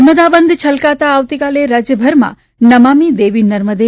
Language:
Gujarati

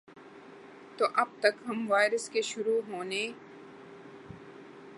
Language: Urdu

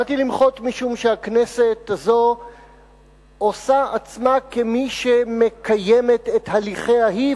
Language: Hebrew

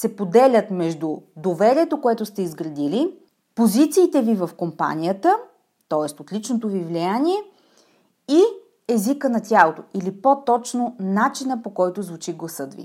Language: Bulgarian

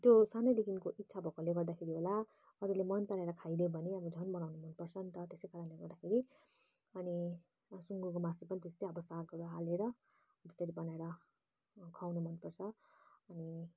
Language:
Nepali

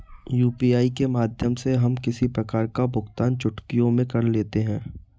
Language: Hindi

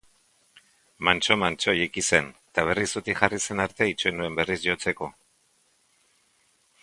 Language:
Basque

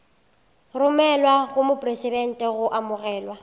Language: Northern Sotho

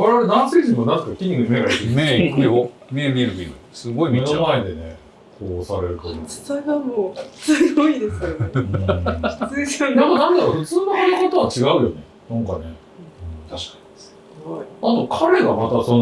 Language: Japanese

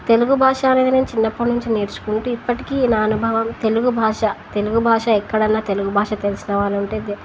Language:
Telugu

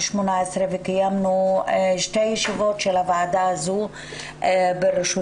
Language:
Hebrew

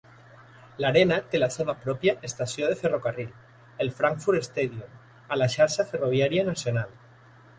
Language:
Catalan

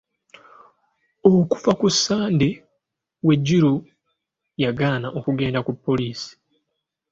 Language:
Ganda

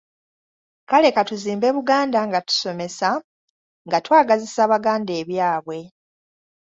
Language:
Ganda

